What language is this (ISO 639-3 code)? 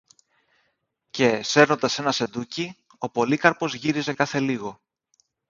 ell